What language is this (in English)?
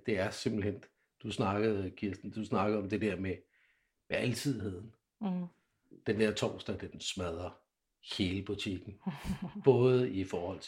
Danish